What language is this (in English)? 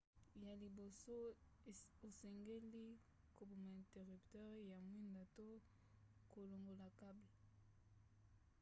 Lingala